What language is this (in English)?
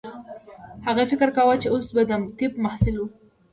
Pashto